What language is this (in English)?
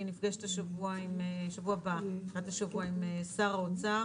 Hebrew